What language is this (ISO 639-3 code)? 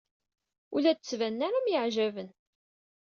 kab